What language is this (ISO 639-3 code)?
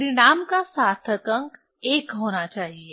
hin